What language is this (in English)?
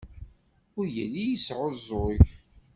Kabyle